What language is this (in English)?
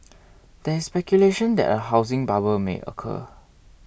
English